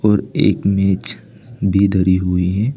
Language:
Hindi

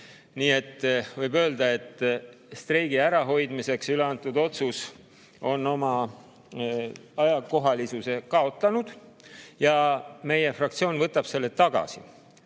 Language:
Estonian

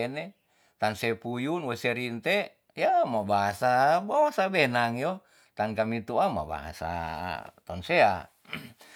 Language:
Tonsea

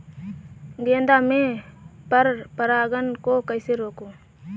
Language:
Hindi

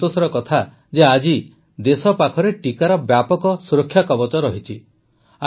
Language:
Odia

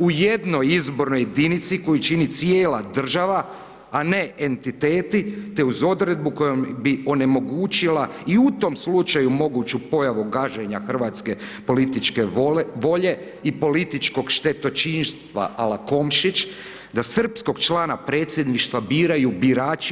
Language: Croatian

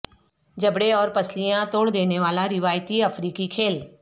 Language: Urdu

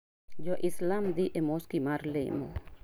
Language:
Luo (Kenya and Tanzania)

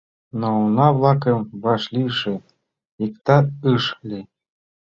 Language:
Mari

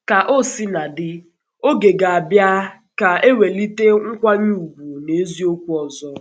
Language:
Igbo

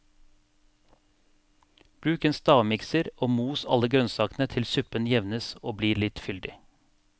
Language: Norwegian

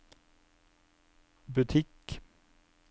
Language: Norwegian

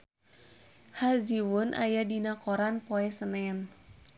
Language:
Sundanese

